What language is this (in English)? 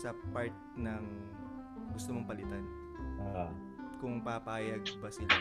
Filipino